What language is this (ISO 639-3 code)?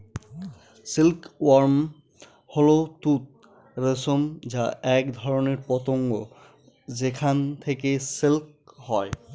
ben